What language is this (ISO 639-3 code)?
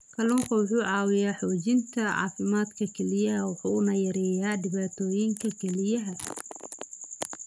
som